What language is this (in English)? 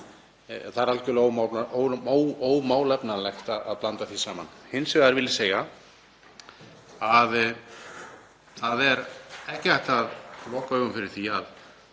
Icelandic